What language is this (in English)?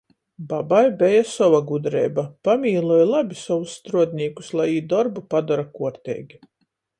Latgalian